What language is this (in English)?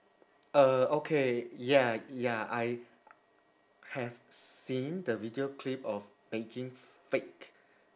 English